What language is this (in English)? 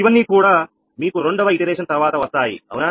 Telugu